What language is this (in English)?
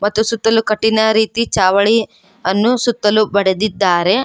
Kannada